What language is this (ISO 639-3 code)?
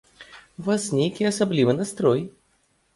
bel